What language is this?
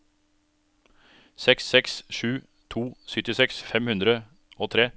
Norwegian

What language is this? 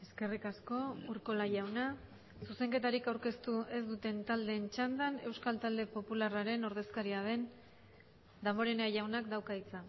Basque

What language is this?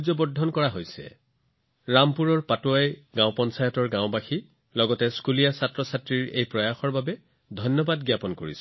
Assamese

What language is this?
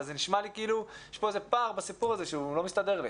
Hebrew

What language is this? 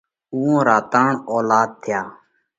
Parkari Koli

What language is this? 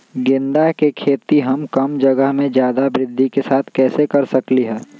Magahi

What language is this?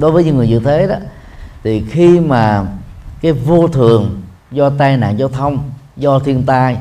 Vietnamese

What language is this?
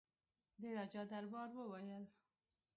Pashto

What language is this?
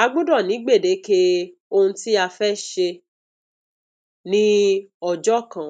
Yoruba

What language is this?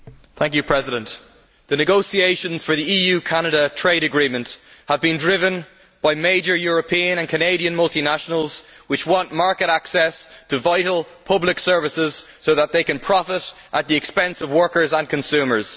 English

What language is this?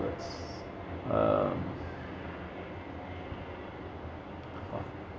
English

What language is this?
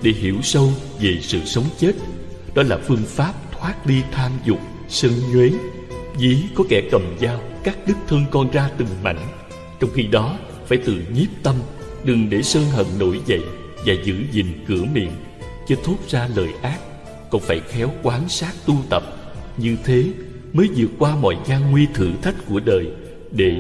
Vietnamese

